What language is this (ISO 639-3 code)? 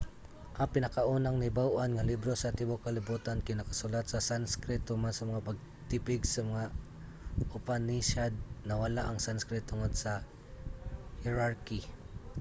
ceb